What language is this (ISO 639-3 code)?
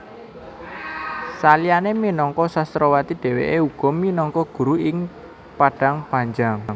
jav